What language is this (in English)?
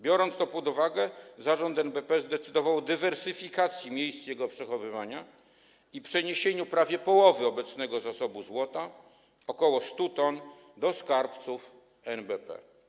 Polish